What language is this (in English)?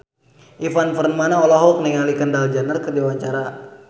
Sundanese